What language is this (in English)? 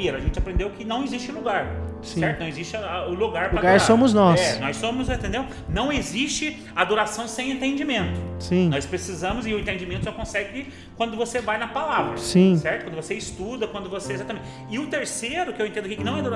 Portuguese